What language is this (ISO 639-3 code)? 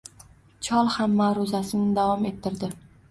uzb